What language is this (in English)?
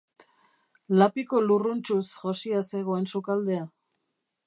Basque